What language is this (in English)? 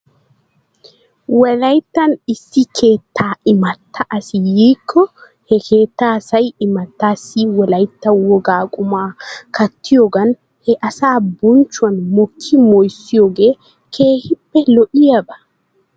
Wolaytta